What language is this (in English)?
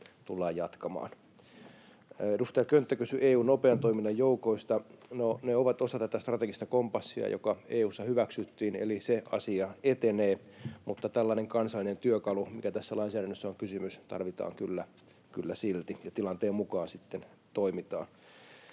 Finnish